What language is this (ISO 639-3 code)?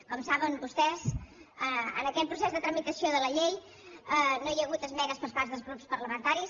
cat